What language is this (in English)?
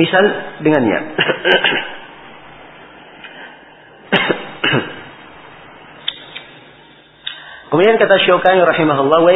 Malay